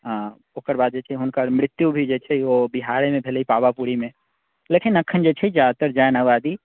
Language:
Maithili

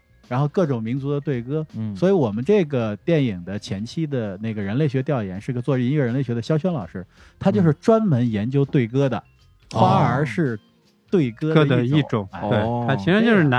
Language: Chinese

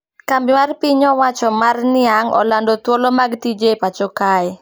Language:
Luo (Kenya and Tanzania)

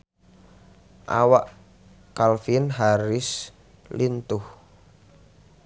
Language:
Sundanese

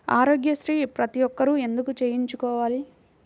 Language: Telugu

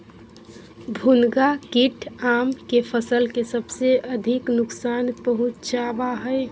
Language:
Magahi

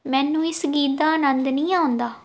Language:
Punjabi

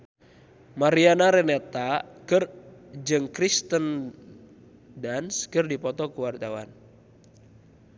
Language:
Sundanese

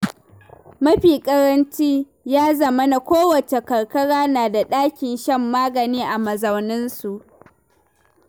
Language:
Hausa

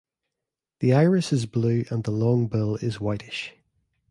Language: English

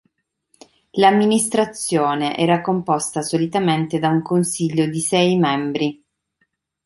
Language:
Italian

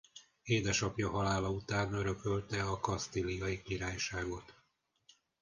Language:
Hungarian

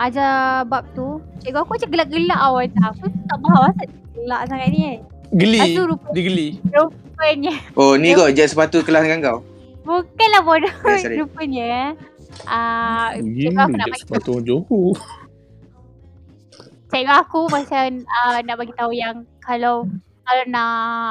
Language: Malay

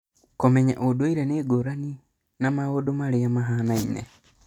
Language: Kikuyu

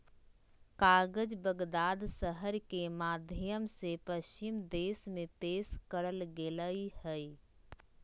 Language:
Magahi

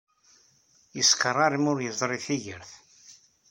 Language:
Kabyle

